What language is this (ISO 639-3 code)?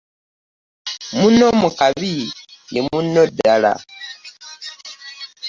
lug